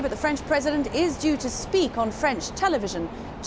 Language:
Indonesian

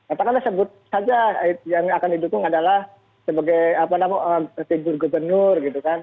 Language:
Indonesian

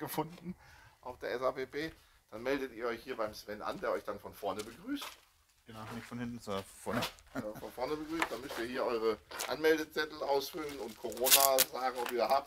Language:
German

